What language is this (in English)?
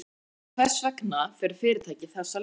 Icelandic